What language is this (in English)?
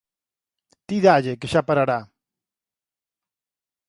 Galician